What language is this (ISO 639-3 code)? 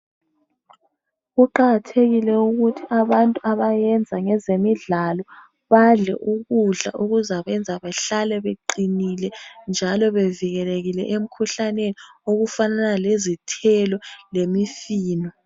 nde